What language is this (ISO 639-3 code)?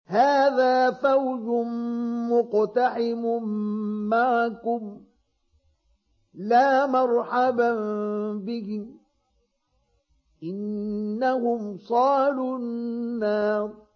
ara